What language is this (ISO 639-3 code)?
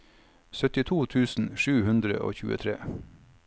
nor